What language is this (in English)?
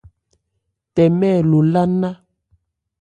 Ebrié